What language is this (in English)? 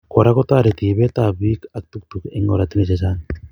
Kalenjin